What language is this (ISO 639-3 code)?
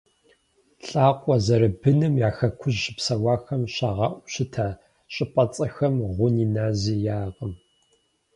kbd